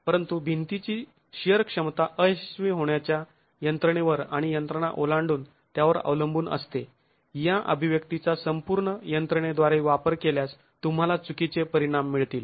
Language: Marathi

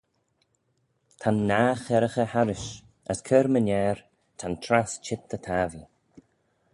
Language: Manx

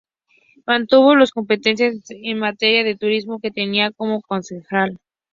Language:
Spanish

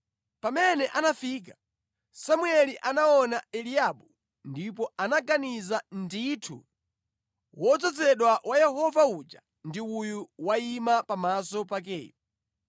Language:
Nyanja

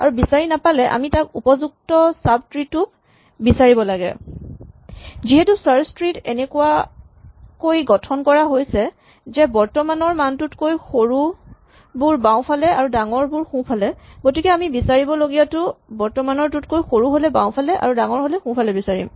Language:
Assamese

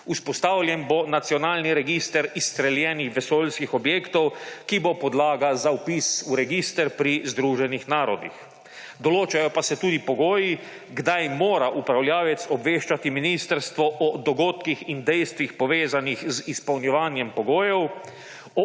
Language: Slovenian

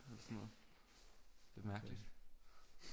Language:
Danish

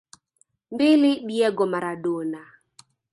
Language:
Swahili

